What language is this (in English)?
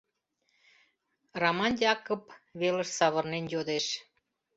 Mari